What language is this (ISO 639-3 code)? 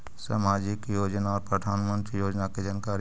mag